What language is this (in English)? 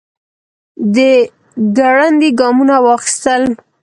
Pashto